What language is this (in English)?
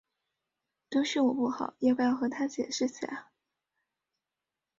Chinese